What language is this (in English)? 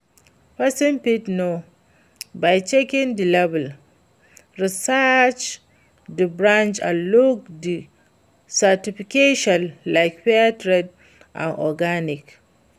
Nigerian Pidgin